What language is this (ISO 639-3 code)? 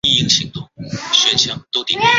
zho